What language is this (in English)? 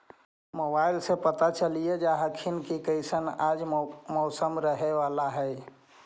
Magahi